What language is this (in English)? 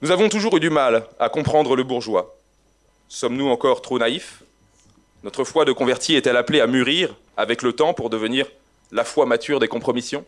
French